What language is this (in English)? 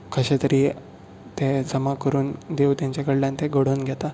Konkani